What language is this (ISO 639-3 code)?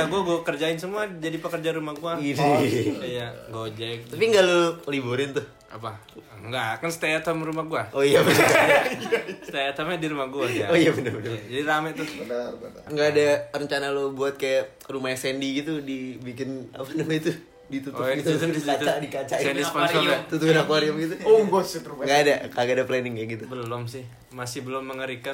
ind